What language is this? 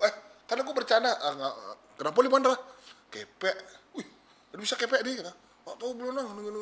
Indonesian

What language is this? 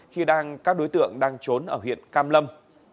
Vietnamese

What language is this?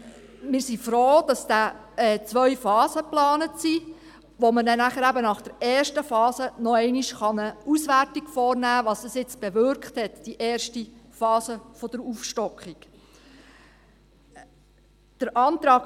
Swiss German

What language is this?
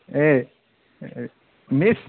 Nepali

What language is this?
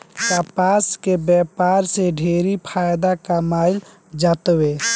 Bhojpuri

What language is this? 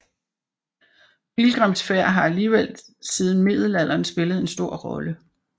Danish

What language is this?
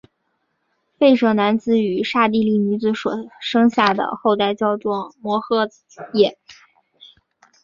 Chinese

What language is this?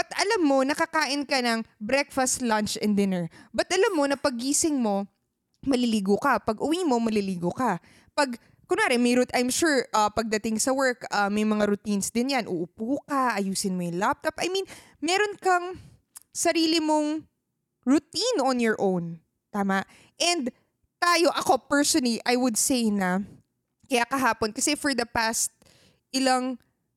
Filipino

